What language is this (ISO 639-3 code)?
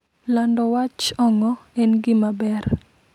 luo